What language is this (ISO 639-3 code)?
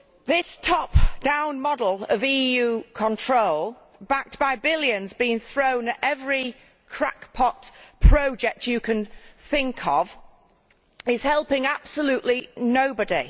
eng